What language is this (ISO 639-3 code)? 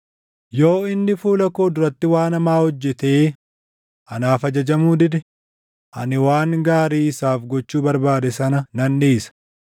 orm